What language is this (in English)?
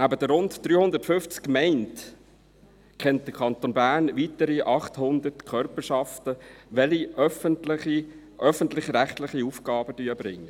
Swiss German